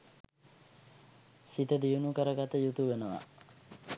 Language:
Sinhala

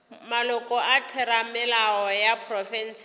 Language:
Northern Sotho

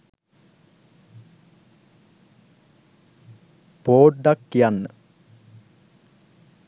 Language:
Sinhala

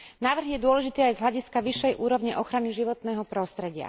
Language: Slovak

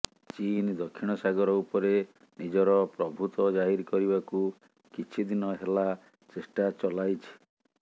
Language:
Odia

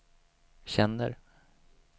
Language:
Swedish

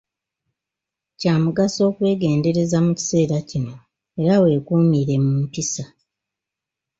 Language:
Ganda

